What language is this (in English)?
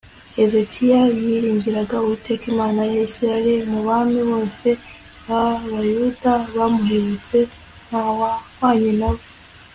Kinyarwanda